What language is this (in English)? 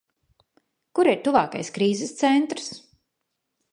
Latvian